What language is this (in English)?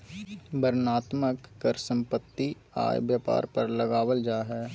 Magahi